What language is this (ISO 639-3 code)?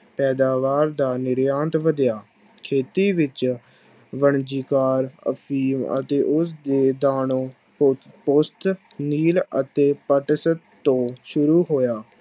pan